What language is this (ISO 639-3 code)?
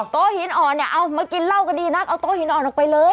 tha